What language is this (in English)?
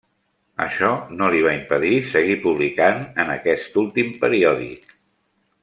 Catalan